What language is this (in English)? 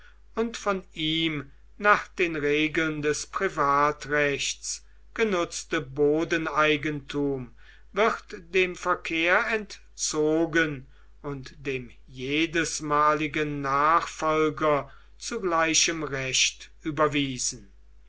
German